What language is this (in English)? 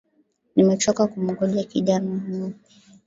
Swahili